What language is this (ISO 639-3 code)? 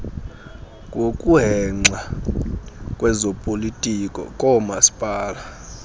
xho